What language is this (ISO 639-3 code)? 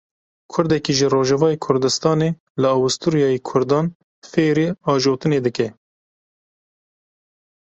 kur